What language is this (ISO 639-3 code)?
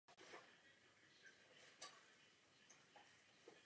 ces